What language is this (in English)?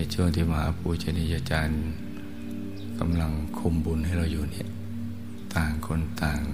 Thai